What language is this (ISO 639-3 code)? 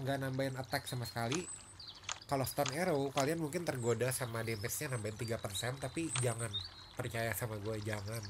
ind